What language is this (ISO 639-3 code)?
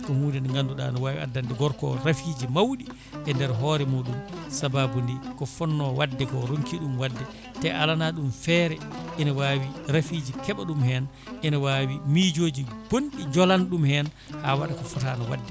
ful